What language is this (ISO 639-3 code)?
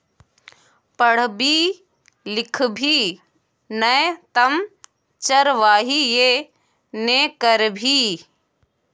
mai